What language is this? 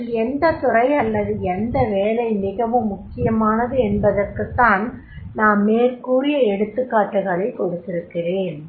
Tamil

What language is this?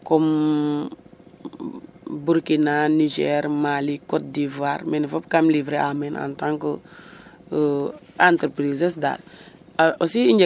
Serer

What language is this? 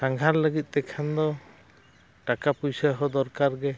Santali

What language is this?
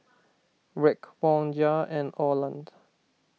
English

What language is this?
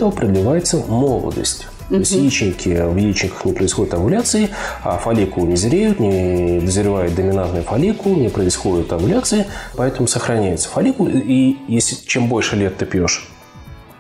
Russian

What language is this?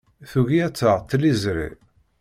Kabyle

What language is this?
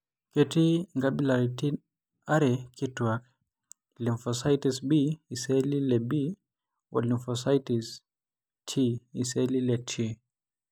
Masai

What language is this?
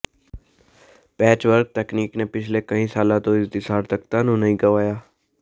Punjabi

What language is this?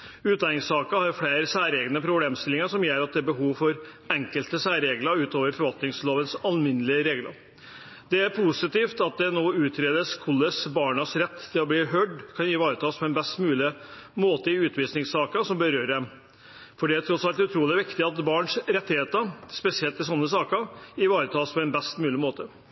Norwegian Bokmål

